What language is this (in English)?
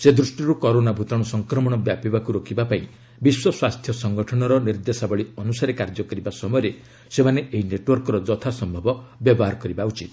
Odia